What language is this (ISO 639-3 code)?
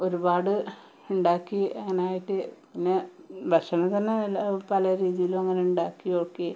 mal